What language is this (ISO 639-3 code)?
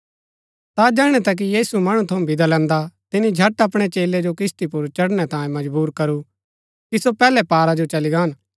gbk